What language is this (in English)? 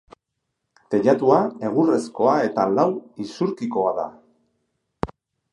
Basque